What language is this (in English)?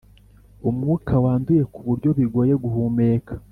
Kinyarwanda